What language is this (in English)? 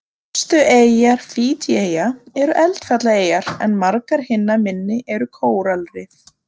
Icelandic